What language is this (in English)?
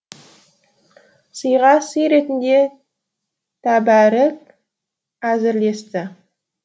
Kazakh